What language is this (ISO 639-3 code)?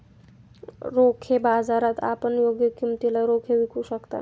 mar